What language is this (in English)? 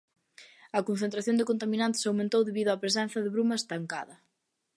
Galician